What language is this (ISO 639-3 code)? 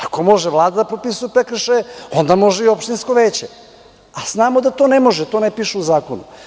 srp